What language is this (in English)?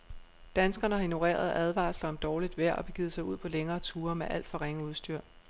Danish